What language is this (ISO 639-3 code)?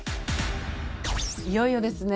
jpn